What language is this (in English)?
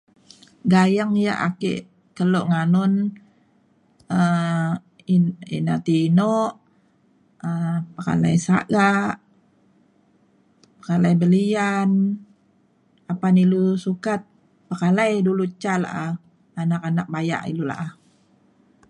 Mainstream Kenyah